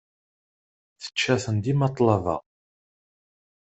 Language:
Kabyle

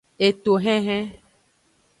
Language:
Aja (Benin)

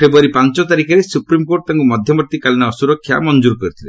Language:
Odia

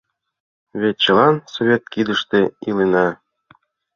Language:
Mari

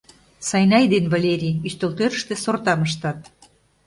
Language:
Mari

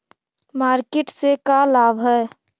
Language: Magahi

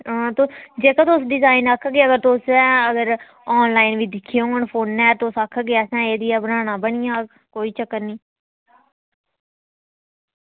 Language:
Dogri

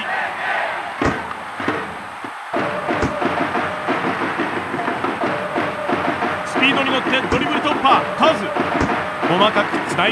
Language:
Japanese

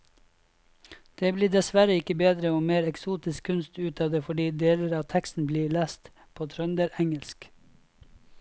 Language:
Norwegian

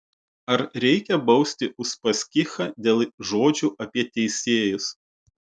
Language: Lithuanian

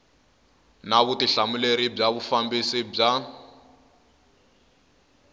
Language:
Tsonga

